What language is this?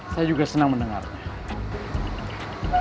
Indonesian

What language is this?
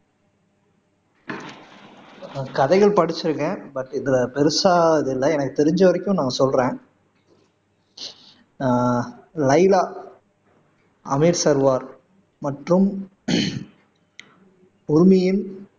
Tamil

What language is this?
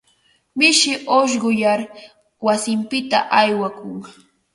Ambo-Pasco Quechua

